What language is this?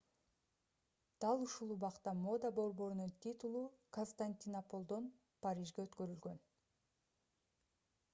Kyrgyz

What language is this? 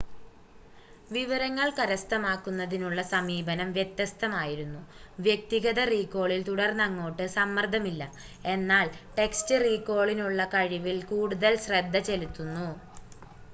Malayalam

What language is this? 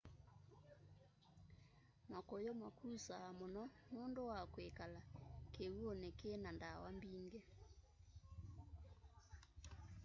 Kamba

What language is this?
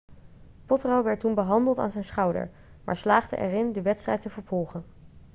Dutch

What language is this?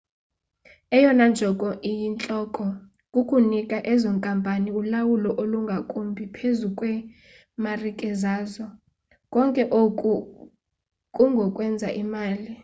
Xhosa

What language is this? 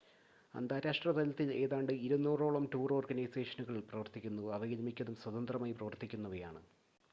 Malayalam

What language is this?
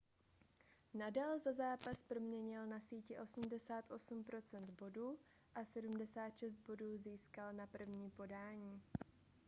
Czech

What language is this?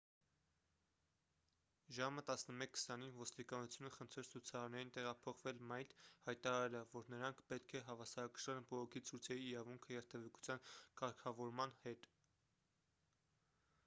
Armenian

